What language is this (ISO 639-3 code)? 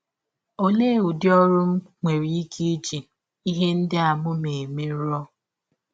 ibo